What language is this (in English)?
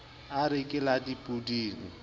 Southern Sotho